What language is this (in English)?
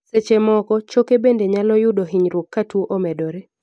Luo (Kenya and Tanzania)